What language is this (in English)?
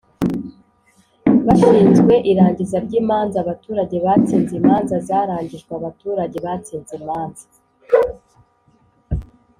Kinyarwanda